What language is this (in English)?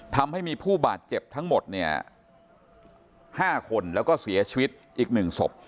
Thai